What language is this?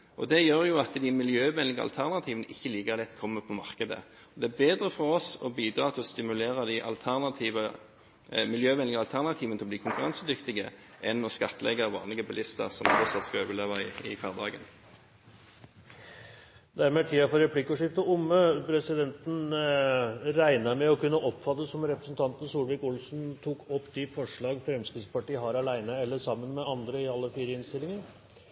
Norwegian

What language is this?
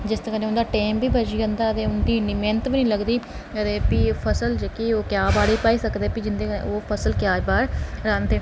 Dogri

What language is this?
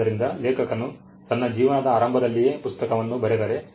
Kannada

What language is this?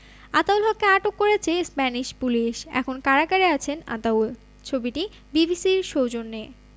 Bangla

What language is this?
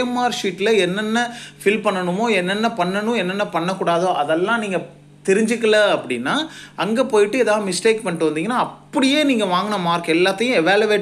Tamil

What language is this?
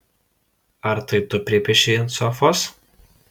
Lithuanian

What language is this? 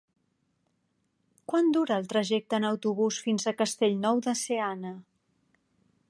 Catalan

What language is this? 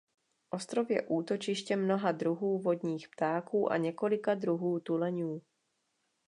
Czech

